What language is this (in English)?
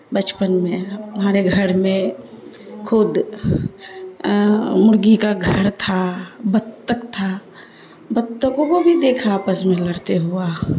Urdu